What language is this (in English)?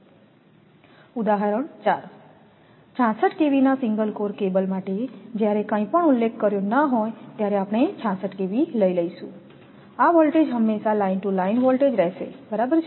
Gujarati